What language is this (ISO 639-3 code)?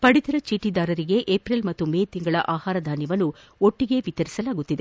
kan